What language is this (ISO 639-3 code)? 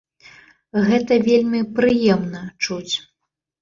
bel